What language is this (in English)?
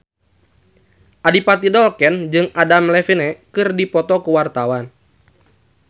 Sundanese